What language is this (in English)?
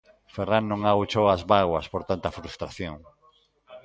Galician